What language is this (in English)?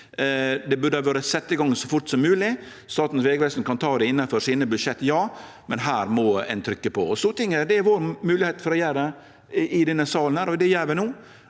Norwegian